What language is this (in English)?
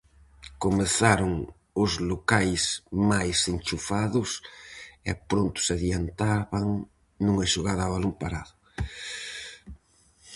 Galician